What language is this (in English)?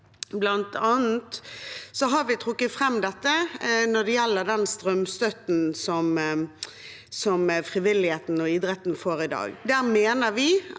Norwegian